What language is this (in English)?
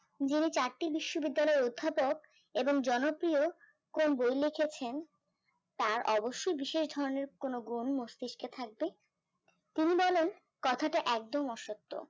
Bangla